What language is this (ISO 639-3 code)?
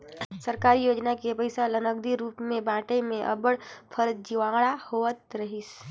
hne